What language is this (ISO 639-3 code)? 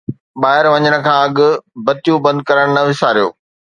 snd